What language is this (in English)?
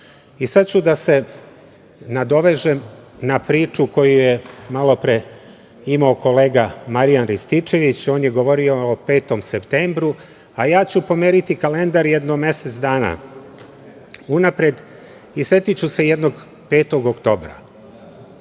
Serbian